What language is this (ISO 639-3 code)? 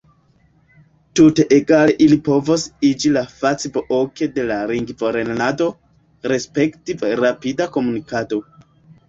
epo